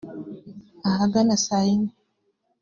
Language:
Kinyarwanda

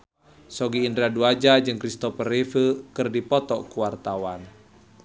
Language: Sundanese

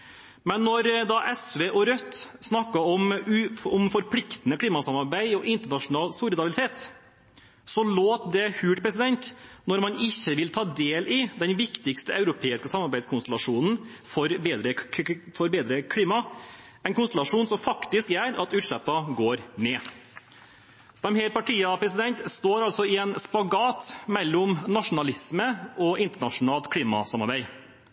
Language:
Norwegian Bokmål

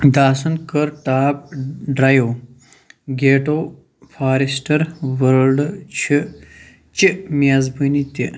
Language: Kashmiri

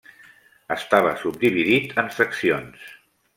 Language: Catalan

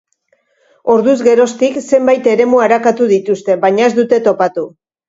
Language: Basque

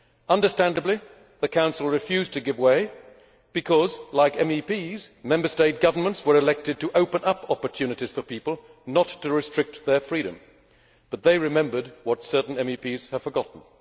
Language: English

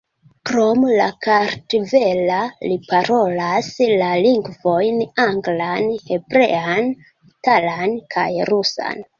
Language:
Esperanto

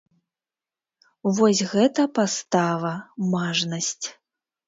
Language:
Belarusian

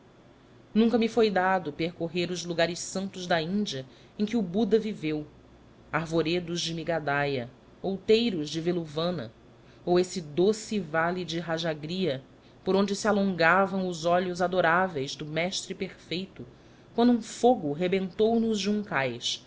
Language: Portuguese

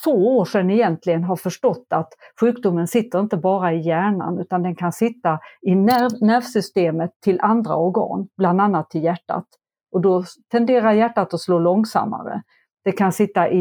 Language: Swedish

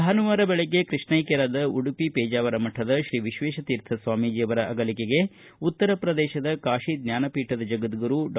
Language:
Kannada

